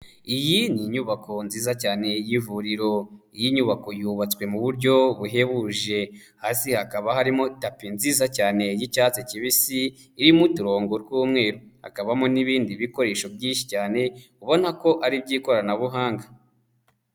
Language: Kinyarwanda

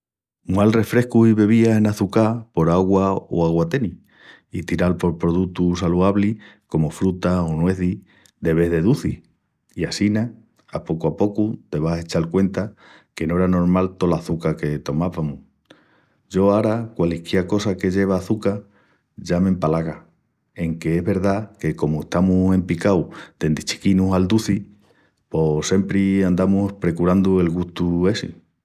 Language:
Extremaduran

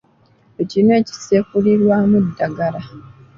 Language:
Ganda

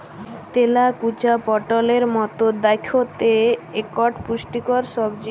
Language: Bangla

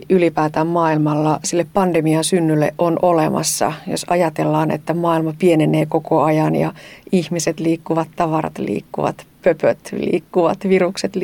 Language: Finnish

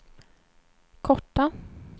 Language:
Swedish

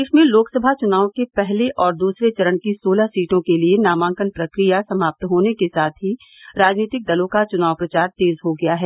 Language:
Hindi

